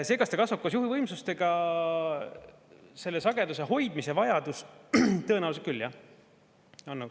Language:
Estonian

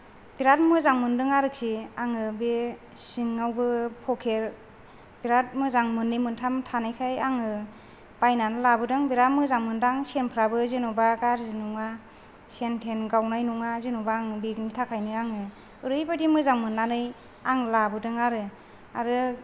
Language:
Bodo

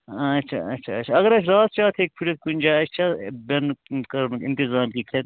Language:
Kashmiri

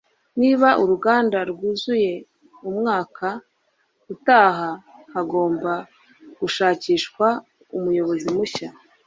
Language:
Kinyarwanda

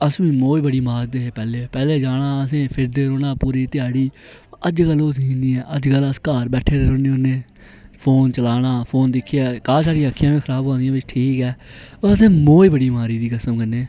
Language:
Dogri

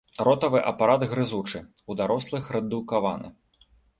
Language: Belarusian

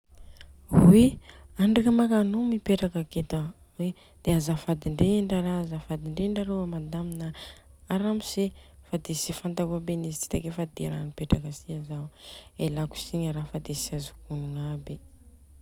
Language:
Southern Betsimisaraka Malagasy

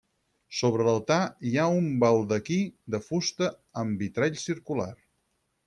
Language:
Catalan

